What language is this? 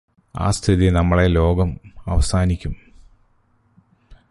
Malayalam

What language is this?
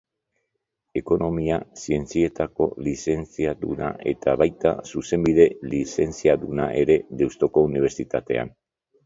Basque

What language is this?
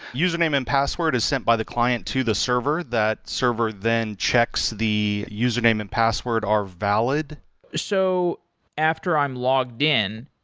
English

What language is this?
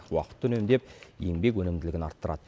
Kazakh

